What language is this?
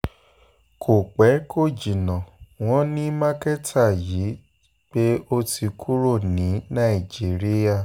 Yoruba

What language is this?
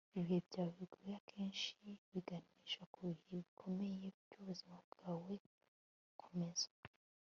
Kinyarwanda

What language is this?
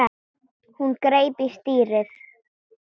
Icelandic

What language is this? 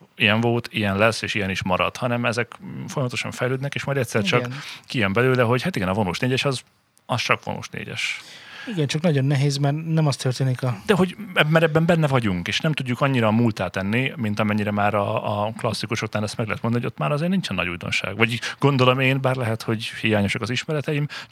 Hungarian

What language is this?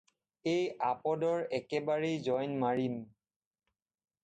Assamese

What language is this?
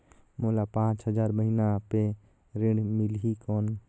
Chhattisgarhi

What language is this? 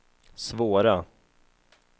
Swedish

